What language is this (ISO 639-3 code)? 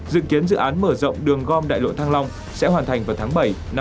vie